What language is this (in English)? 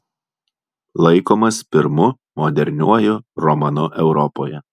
Lithuanian